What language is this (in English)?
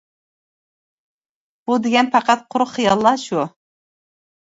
Uyghur